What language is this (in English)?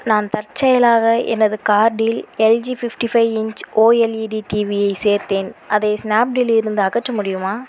Tamil